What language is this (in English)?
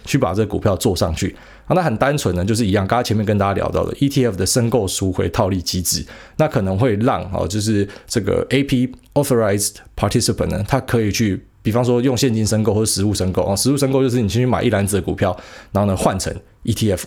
Chinese